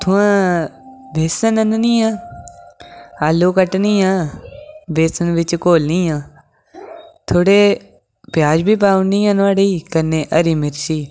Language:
Dogri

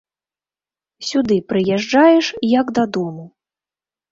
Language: Belarusian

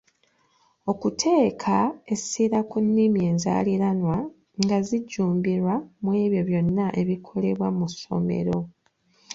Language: Ganda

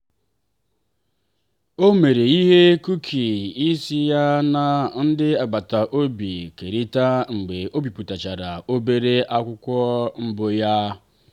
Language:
Igbo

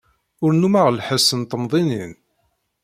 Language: Kabyle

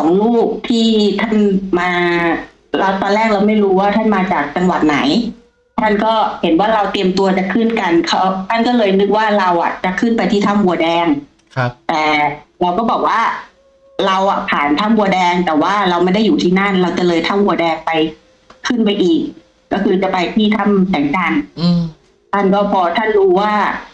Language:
Thai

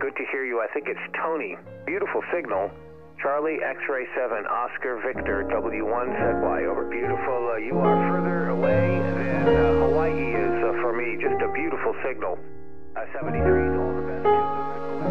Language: Finnish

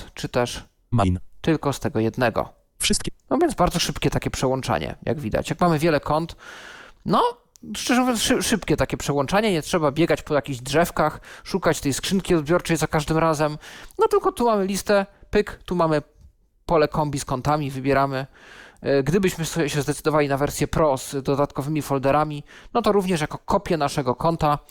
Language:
Polish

